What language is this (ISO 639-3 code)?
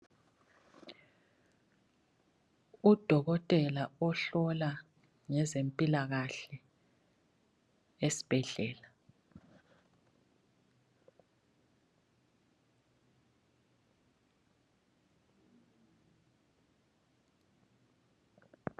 nde